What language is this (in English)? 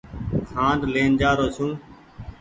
Goaria